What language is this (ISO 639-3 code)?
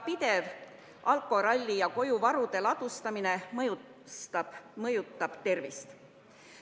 est